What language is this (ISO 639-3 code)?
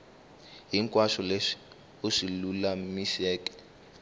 tso